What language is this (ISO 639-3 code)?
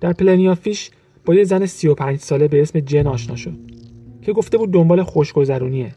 fas